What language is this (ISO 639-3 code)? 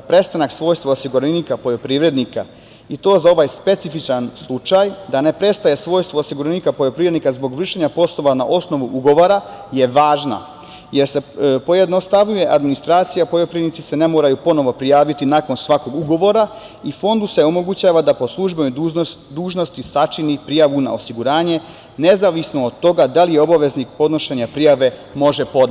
srp